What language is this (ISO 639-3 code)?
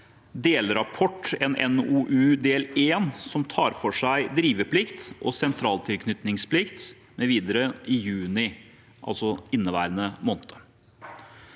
nor